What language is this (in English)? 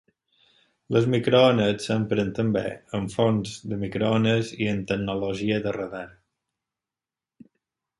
Catalan